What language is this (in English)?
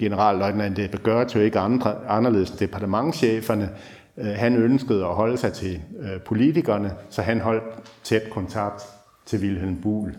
Danish